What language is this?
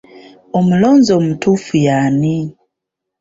Ganda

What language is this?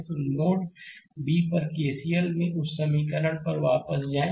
Hindi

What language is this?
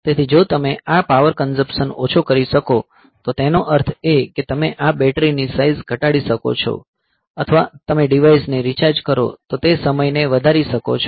Gujarati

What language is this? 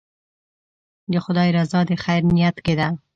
Pashto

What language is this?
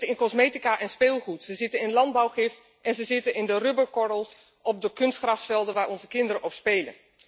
Dutch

